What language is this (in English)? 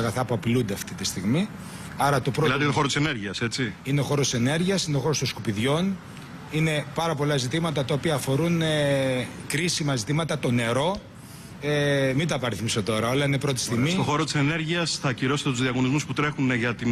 Greek